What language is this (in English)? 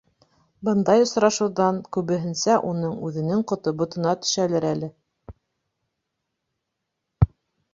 Bashkir